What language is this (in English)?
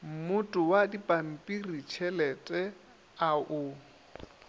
Northern Sotho